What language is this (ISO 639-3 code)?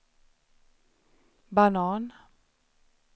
swe